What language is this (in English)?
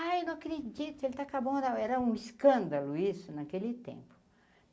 Portuguese